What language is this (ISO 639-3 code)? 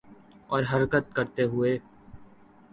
urd